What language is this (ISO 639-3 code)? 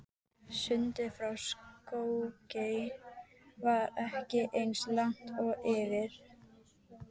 isl